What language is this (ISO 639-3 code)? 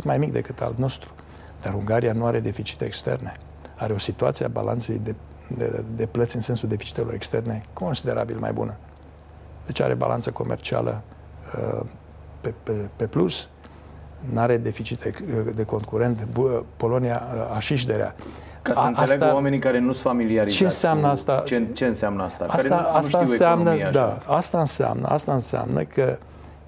ron